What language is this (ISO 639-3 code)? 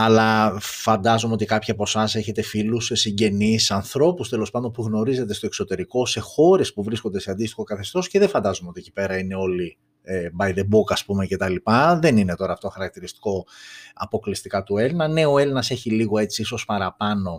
ell